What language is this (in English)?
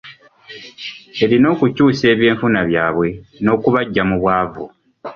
Ganda